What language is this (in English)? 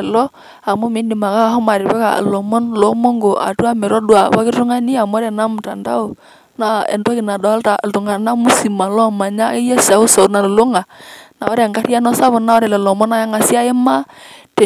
Masai